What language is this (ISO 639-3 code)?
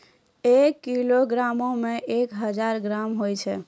mai